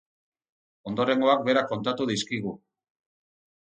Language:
Basque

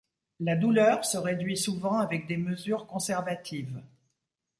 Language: French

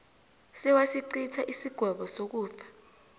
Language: South Ndebele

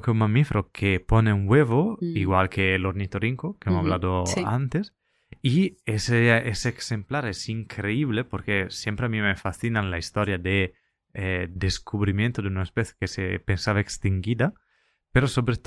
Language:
Spanish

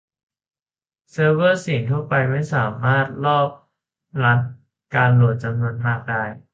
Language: Thai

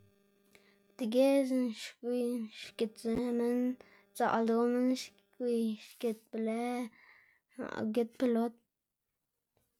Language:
Xanaguía Zapotec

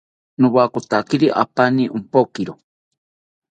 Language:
South Ucayali Ashéninka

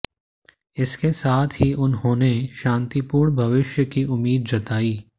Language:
Hindi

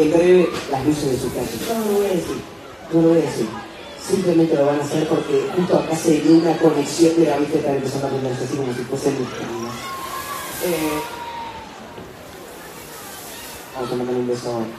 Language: Spanish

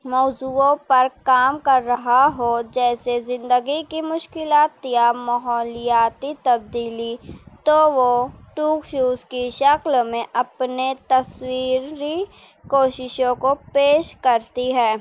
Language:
Urdu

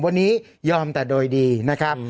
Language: Thai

